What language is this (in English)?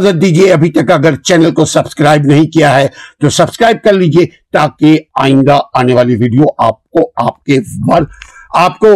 Urdu